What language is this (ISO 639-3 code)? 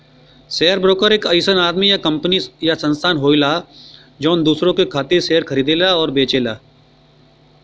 bho